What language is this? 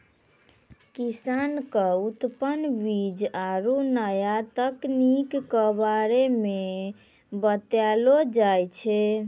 Maithili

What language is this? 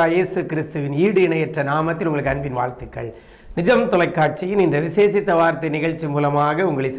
Romanian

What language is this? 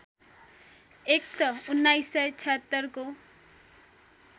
Nepali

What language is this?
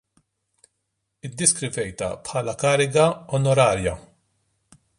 Maltese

